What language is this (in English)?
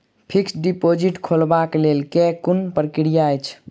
Maithili